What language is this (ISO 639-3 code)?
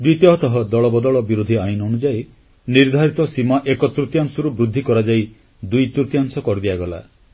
ori